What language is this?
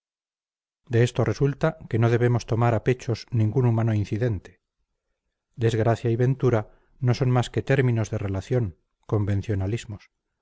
Spanish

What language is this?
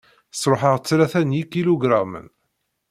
Kabyle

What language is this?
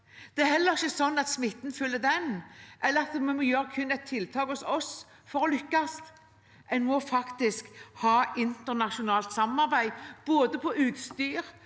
Norwegian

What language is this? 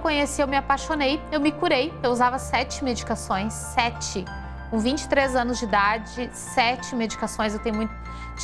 Portuguese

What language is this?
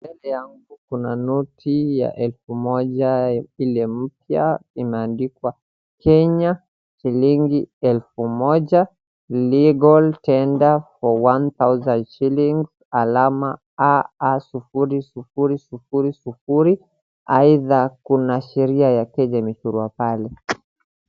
Swahili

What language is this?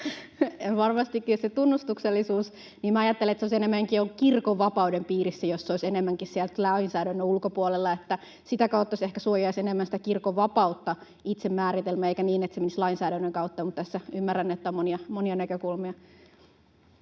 Finnish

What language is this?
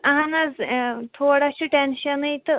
Kashmiri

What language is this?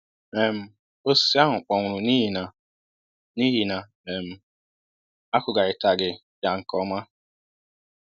Igbo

